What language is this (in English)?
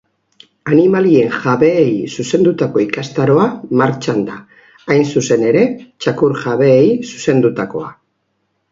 Basque